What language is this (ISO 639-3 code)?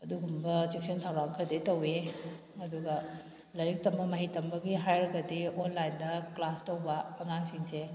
mni